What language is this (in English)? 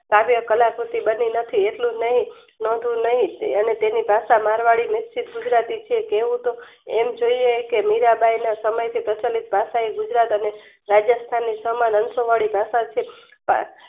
Gujarati